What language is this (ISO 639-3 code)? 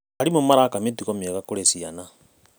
kik